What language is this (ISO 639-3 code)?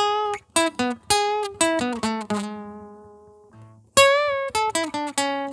ind